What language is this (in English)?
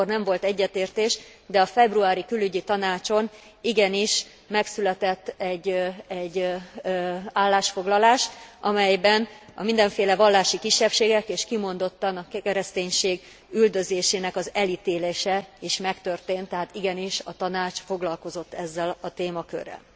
Hungarian